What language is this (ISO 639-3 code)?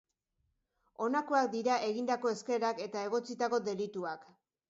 eus